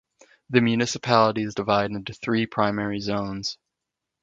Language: English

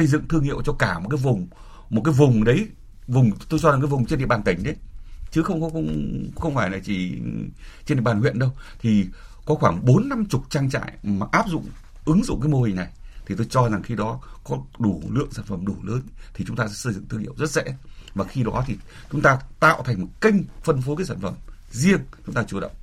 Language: Vietnamese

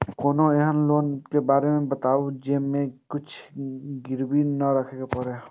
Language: Maithili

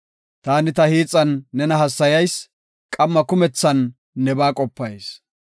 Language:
Gofa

